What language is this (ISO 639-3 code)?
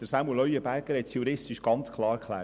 gsw